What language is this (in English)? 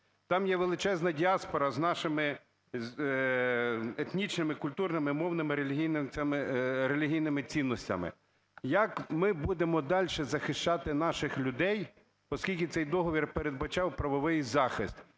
Ukrainian